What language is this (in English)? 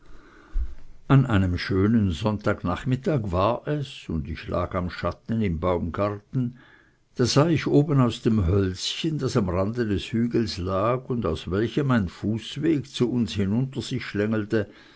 German